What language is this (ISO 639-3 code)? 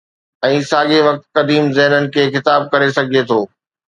snd